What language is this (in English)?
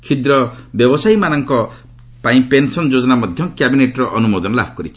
Odia